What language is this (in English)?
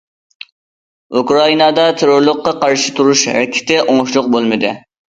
Uyghur